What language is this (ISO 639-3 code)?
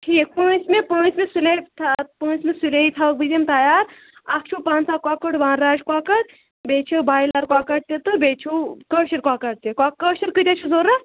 kas